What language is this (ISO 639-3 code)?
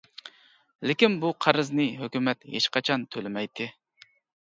uig